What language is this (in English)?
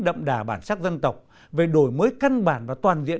Vietnamese